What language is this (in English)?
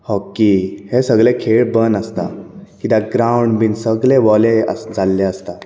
Konkani